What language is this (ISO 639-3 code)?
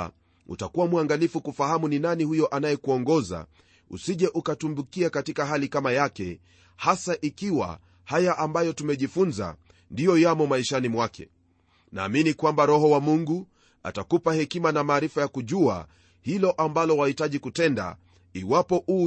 swa